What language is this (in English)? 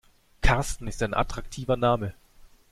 German